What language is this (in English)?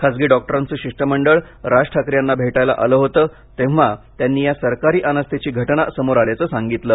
Marathi